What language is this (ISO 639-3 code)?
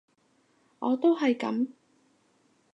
yue